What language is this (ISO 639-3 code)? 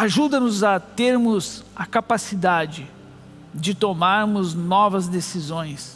por